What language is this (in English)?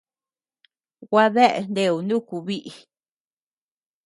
Tepeuxila Cuicatec